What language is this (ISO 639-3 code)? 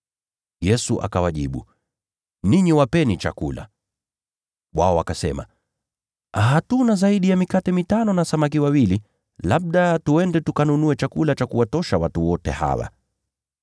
swa